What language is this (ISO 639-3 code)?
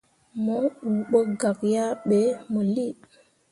mua